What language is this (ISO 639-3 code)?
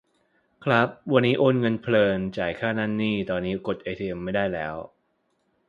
tha